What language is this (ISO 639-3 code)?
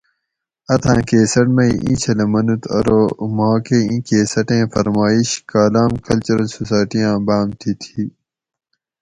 gwc